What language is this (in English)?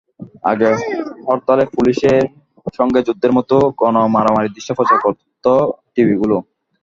Bangla